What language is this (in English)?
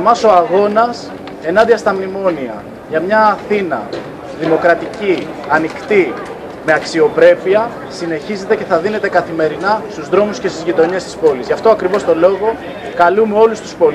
Greek